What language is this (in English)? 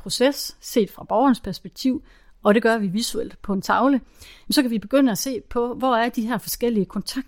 Danish